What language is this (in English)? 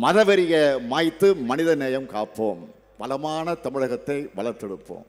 Korean